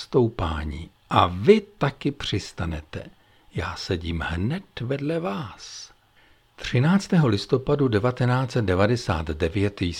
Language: Czech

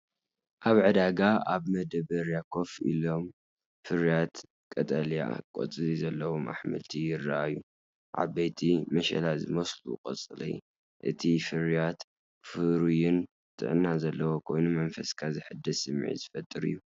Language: Tigrinya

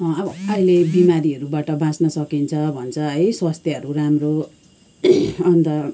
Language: Nepali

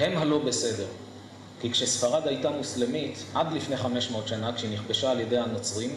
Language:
Hebrew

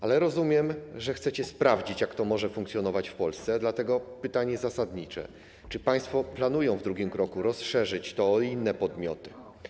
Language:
Polish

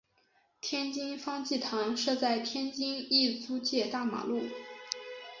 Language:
Chinese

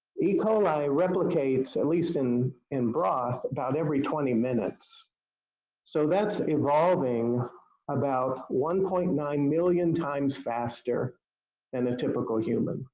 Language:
English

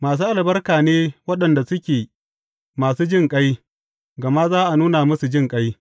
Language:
Hausa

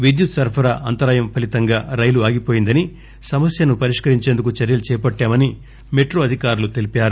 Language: Telugu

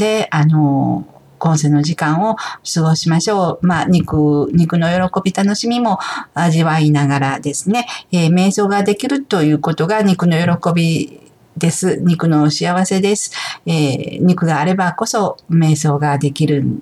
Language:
Japanese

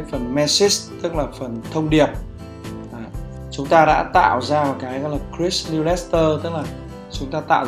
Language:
Vietnamese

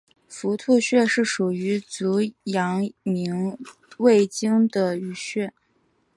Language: Chinese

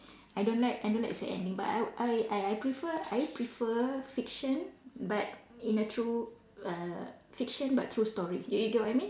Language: English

